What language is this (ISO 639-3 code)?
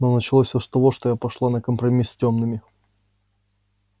rus